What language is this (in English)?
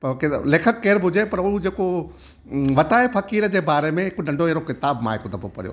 Sindhi